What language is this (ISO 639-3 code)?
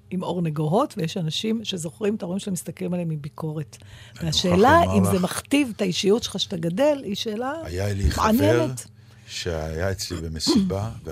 heb